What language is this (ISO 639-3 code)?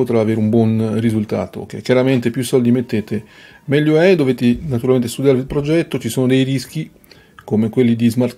ita